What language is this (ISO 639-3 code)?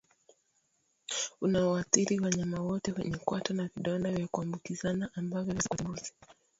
swa